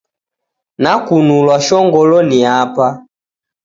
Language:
Taita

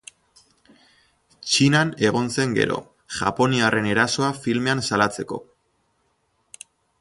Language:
Basque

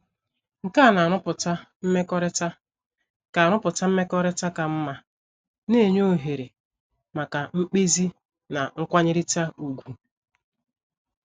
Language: Igbo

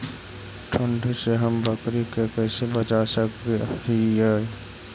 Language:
Magahi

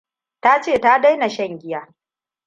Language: Hausa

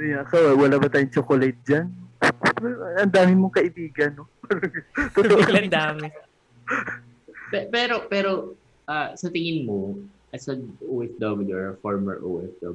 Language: Filipino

